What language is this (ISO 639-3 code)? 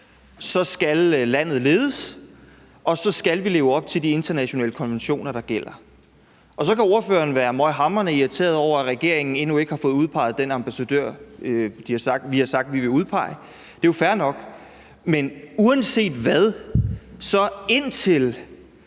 dan